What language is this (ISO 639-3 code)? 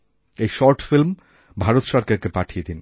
ben